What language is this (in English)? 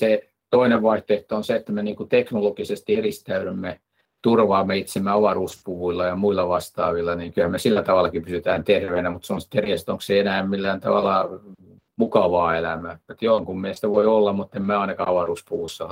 Finnish